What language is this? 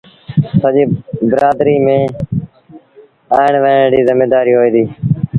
Sindhi Bhil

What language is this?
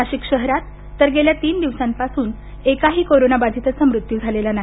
Marathi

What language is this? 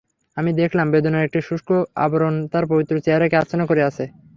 Bangla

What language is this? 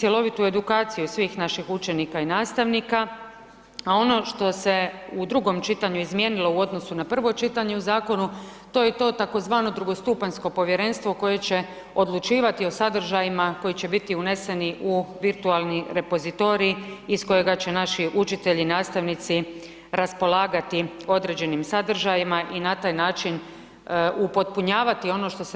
Croatian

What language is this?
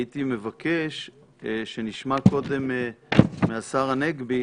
Hebrew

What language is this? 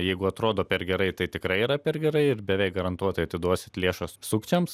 Lithuanian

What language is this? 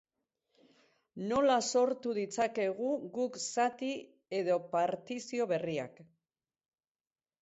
Basque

